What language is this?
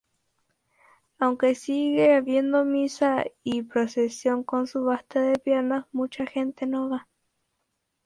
Spanish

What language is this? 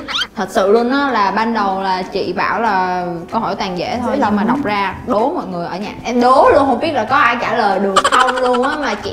Vietnamese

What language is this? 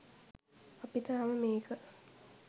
Sinhala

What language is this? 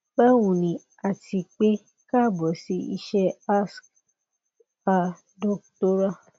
Yoruba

